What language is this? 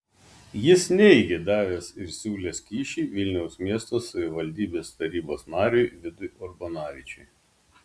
Lithuanian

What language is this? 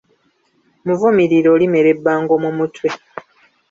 Ganda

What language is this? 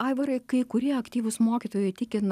Lithuanian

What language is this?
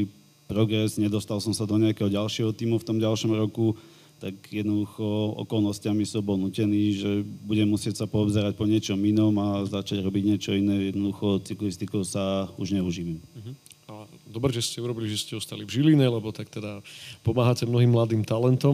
Slovak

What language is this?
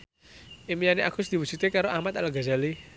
Javanese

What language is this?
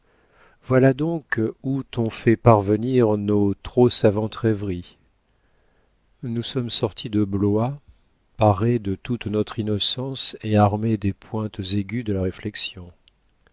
French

